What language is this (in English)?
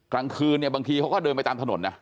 Thai